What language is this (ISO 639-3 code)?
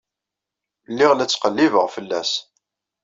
kab